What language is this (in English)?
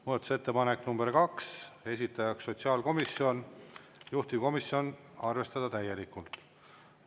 Estonian